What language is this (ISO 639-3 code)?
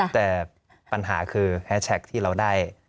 tha